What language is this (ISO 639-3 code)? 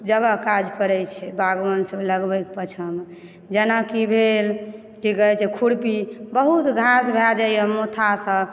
mai